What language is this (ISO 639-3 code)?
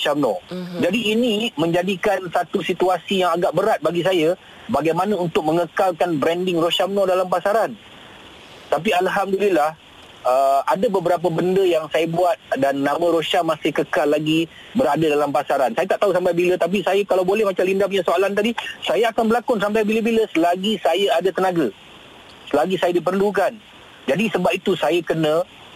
msa